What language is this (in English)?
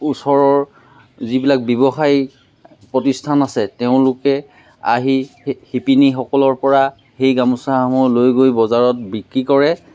Assamese